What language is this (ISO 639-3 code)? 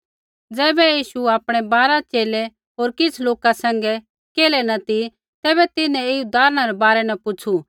kfx